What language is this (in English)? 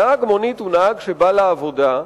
Hebrew